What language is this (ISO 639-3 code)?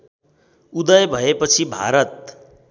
nep